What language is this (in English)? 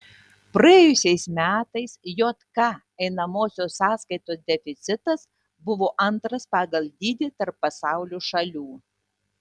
Lithuanian